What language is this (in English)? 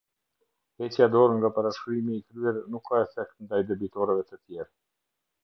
Albanian